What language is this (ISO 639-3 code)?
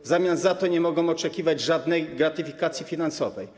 pol